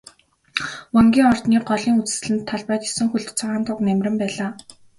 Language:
Mongolian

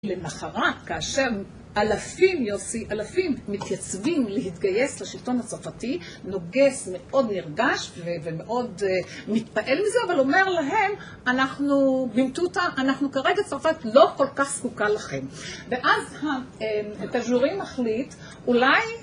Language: Hebrew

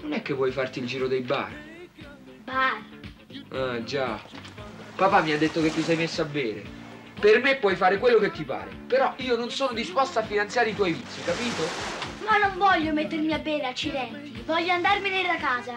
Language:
Italian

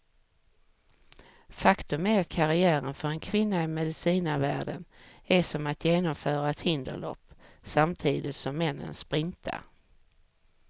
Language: Swedish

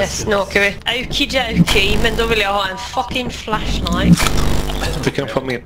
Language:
Swedish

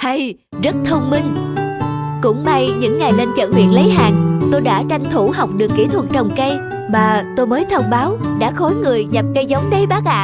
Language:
Vietnamese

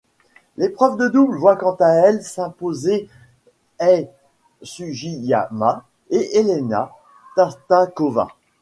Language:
French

